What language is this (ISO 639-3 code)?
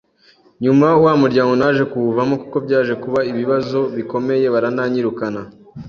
kin